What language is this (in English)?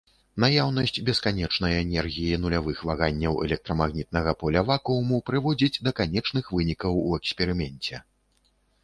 Belarusian